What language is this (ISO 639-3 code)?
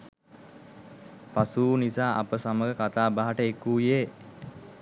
sin